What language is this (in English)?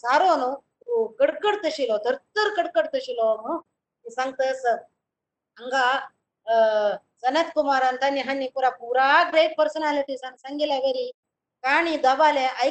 Kannada